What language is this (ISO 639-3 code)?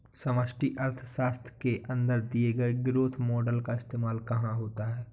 hin